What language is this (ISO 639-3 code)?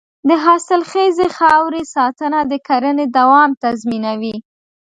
pus